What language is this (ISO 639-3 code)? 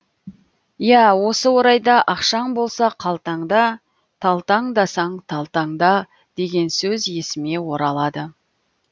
kaz